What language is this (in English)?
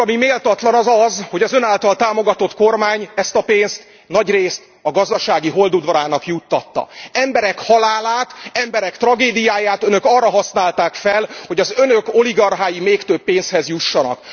Hungarian